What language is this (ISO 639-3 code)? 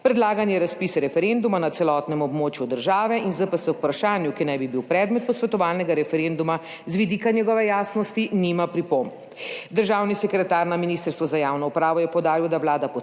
slv